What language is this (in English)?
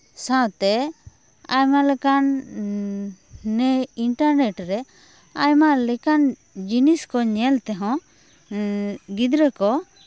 Santali